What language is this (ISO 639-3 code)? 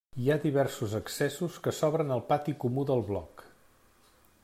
cat